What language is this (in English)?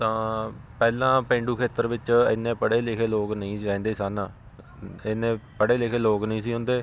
Punjabi